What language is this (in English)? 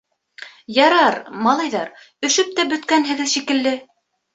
Bashkir